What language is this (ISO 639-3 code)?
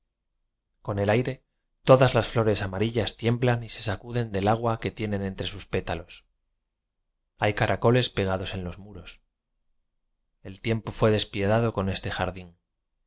spa